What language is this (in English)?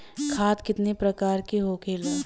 Bhojpuri